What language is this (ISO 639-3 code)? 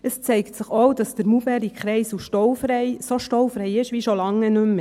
gsw